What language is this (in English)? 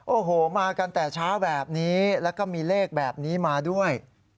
Thai